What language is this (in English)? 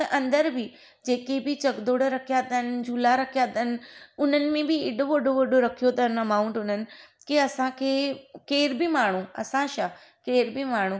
Sindhi